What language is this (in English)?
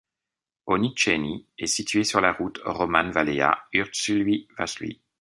French